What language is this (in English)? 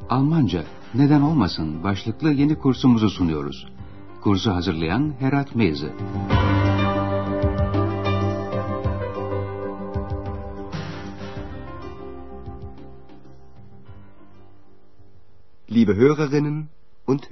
Turkish